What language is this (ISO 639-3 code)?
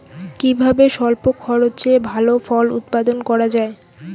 ben